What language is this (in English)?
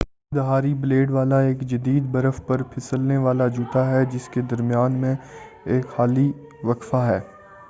Urdu